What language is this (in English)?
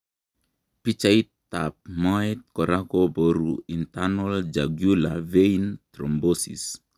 Kalenjin